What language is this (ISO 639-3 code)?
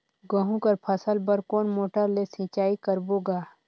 hne